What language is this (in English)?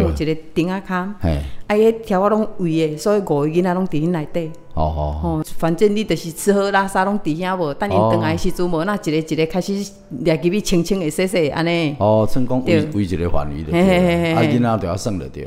Chinese